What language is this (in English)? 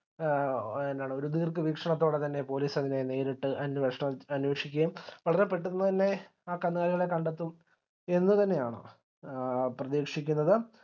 Malayalam